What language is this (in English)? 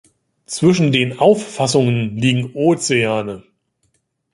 German